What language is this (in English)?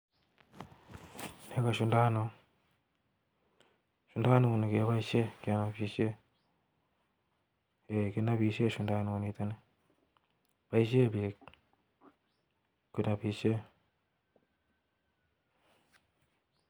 Kalenjin